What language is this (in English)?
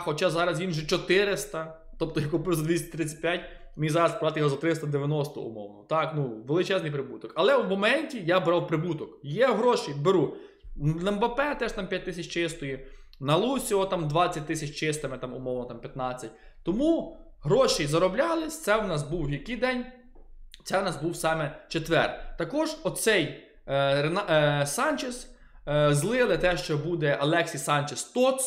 Ukrainian